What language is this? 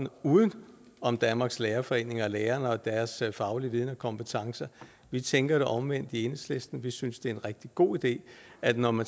Danish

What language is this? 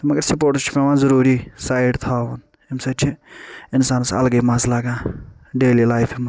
Kashmiri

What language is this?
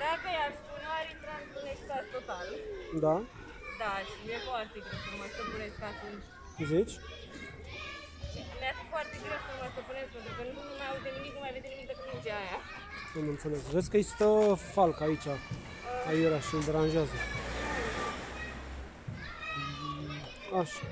Romanian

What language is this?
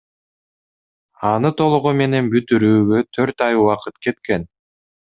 Kyrgyz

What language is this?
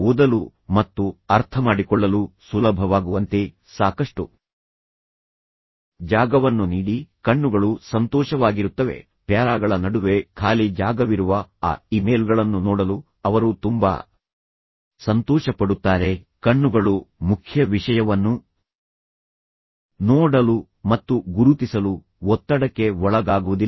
Kannada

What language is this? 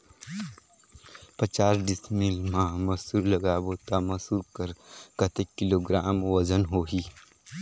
Chhattisgarhi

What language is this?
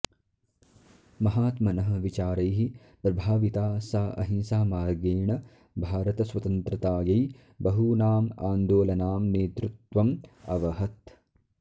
Sanskrit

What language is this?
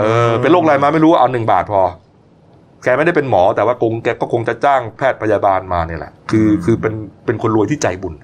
Thai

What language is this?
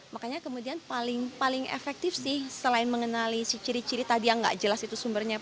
Indonesian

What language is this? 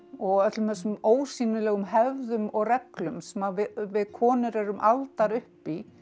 Icelandic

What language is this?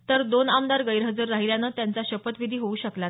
Marathi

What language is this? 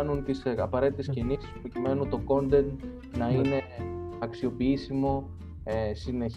Greek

